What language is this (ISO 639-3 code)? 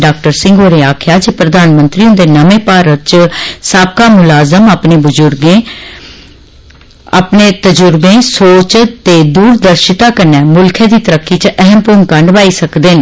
doi